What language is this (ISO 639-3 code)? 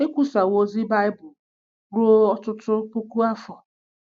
ibo